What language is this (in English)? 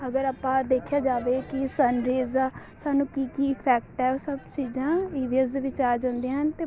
Punjabi